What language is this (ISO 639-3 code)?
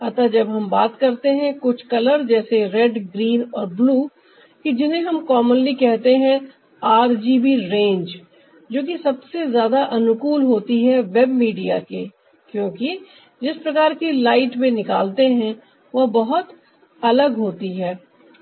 hin